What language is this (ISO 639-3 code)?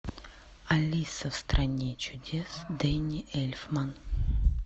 rus